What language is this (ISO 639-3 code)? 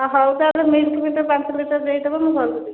ori